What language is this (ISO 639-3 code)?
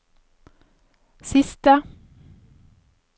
nor